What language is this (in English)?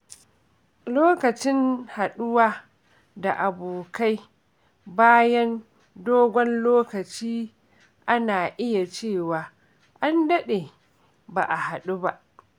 Hausa